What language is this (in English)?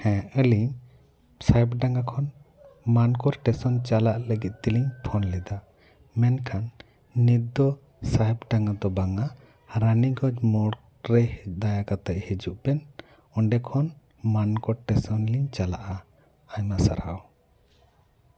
Santali